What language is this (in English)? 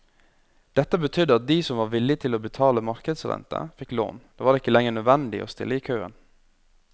Norwegian